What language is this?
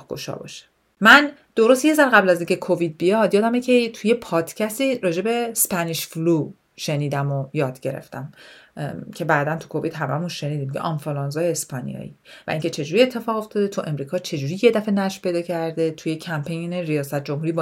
Persian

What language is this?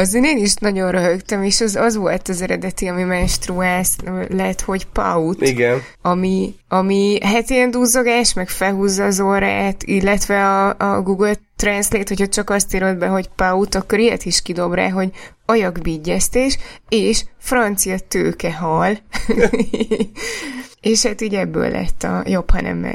Hungarian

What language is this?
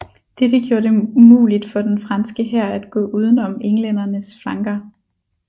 Danish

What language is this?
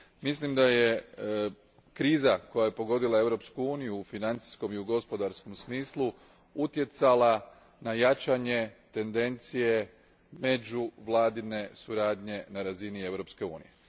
Croatian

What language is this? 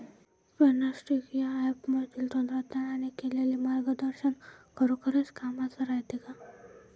Marathi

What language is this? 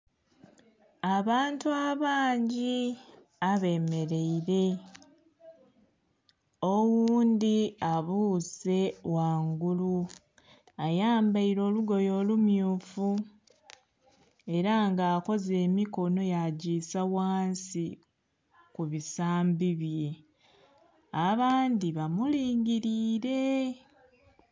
Soga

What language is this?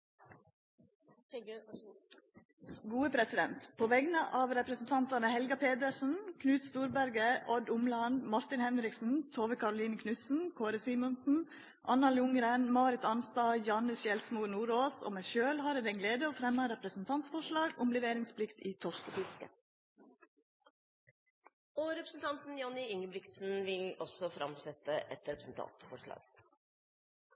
Norwegian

